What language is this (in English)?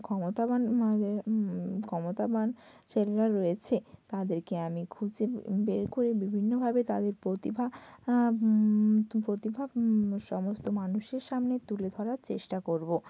Bangla